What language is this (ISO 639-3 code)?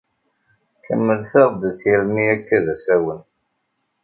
kab